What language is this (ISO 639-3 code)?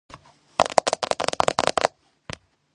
kat